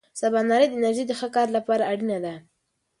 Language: Pashto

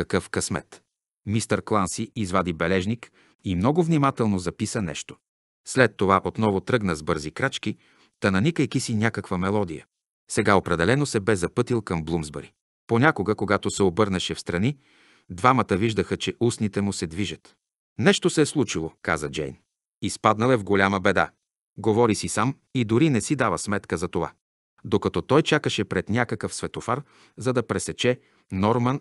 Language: Bulgarian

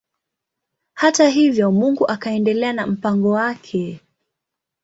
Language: Swahili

